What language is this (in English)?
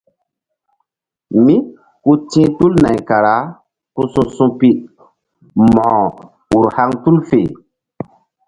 Mbum